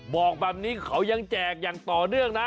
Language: Thai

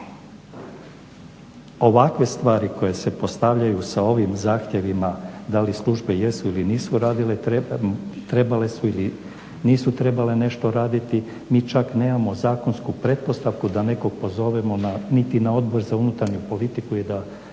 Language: Croatian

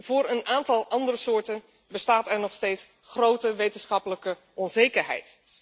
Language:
Dutch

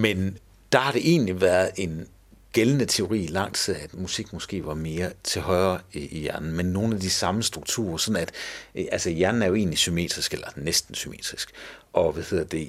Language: Danish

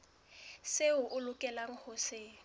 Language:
Southern Sotho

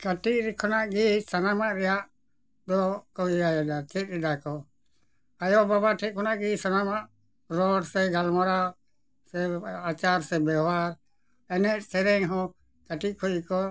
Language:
Santali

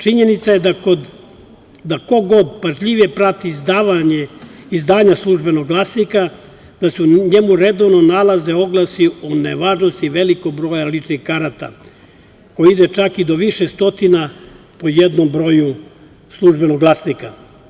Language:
Serbian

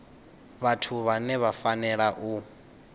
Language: Venda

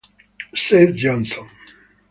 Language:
Italian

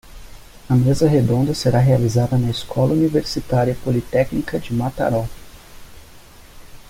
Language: Portuguese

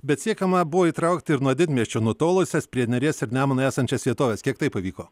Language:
Lithuanian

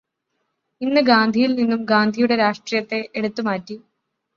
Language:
Malayalam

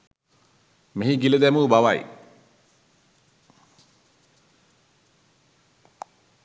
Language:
Sinhala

